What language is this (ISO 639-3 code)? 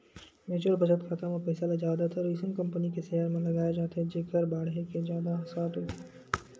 hne